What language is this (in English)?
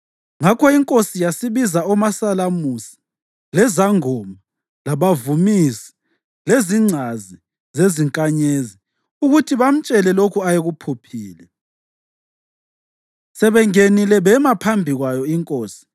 North Ndebele